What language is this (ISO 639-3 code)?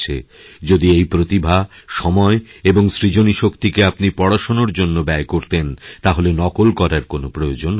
ben